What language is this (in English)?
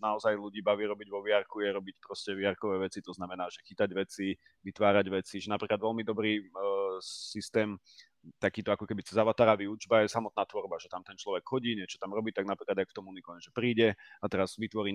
Slovak